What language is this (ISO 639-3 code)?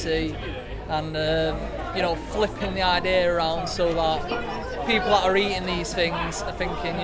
eng